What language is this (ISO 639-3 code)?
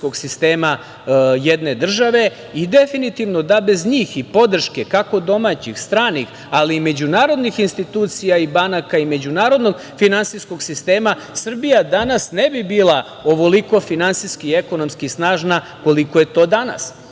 srp